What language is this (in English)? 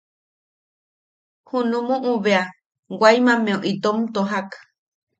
Yaqui